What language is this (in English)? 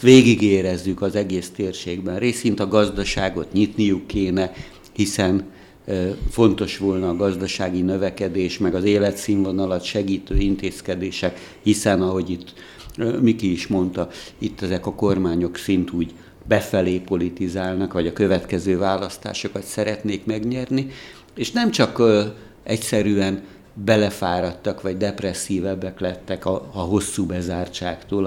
Hungarian